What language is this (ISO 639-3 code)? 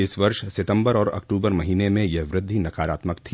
hin